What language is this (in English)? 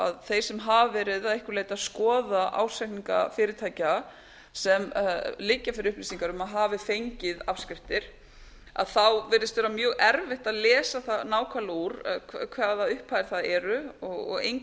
Icelandic